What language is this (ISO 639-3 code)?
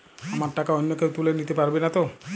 ben